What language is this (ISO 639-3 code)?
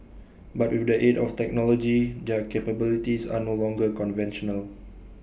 eng